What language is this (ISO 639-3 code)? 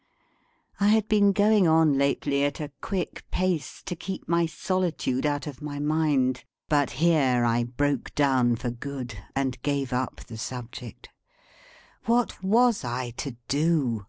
eng